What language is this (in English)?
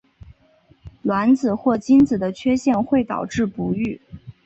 Chinese